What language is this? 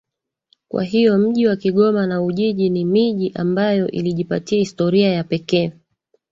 Swahili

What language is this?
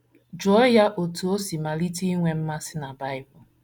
Igbo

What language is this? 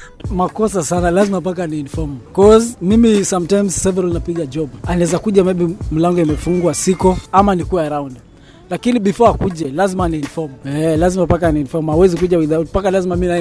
Swahili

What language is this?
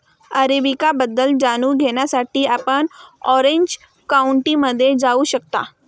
Marathi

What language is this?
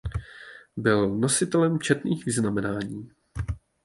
Czech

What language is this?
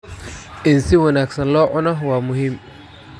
Somali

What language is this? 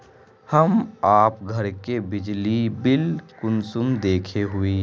Magahi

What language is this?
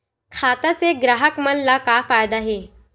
Chhattisgarhi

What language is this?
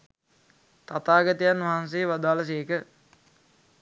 Sinhala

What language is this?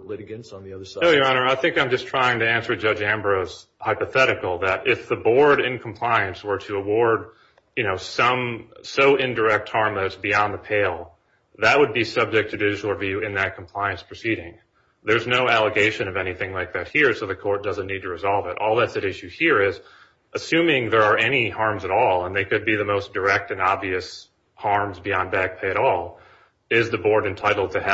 English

